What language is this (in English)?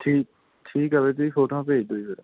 Punjabi